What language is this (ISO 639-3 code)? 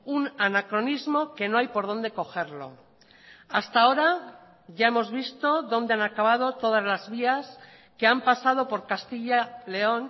spa